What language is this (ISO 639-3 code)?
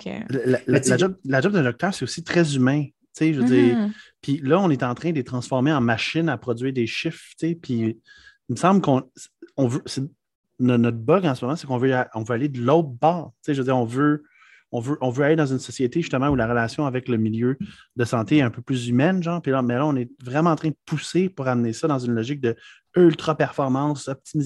fra